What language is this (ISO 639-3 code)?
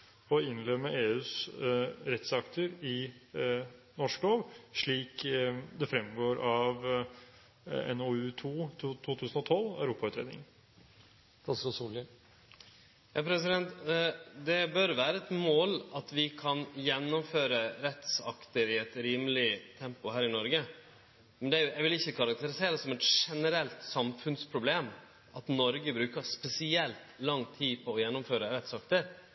nor